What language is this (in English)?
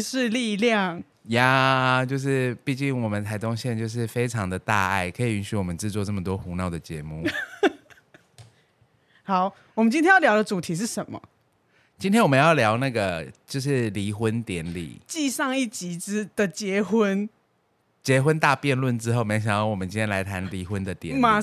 Chinese